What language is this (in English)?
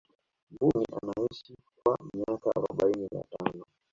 Swahili